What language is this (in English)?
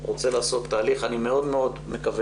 Hebrew